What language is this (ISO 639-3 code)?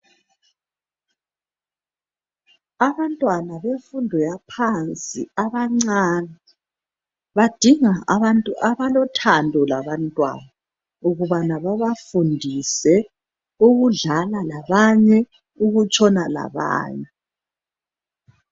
nde